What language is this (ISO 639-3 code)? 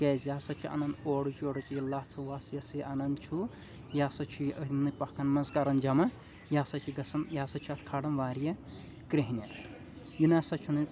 kas